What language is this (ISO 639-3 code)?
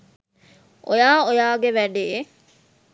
sin